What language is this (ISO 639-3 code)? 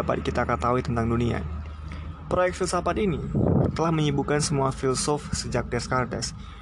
ind